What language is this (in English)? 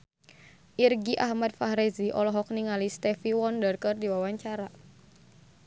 Sundanese